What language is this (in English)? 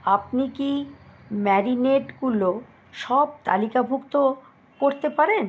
Bangla